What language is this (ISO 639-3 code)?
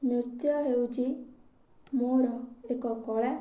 ori